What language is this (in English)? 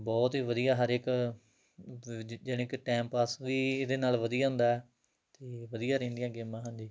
Punjabi